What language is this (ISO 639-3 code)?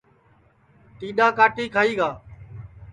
ssi